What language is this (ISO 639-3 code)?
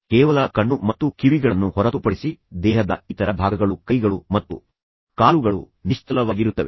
kan